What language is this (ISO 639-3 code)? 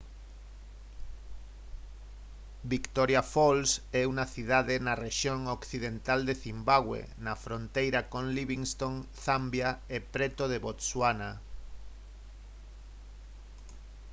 glg